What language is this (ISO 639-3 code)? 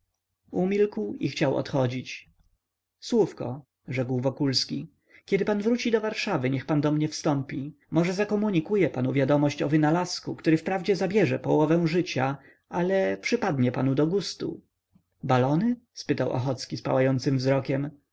pol